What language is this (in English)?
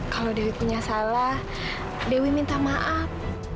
Indonesian